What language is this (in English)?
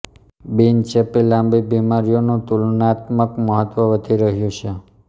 Gujarati